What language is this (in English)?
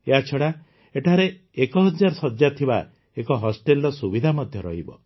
Odia